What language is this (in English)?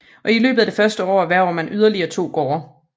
Danish